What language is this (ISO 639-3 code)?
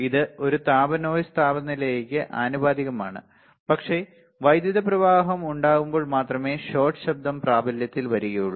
mal